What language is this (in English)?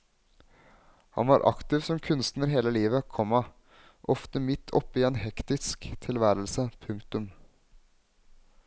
Norwegian